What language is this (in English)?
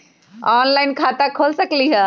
Magahi